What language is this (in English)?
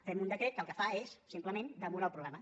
Catalan